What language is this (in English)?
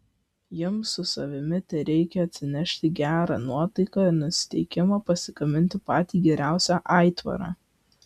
Lithuanian